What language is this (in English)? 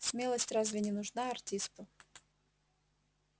Russian